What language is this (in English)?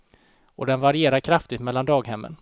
Swedish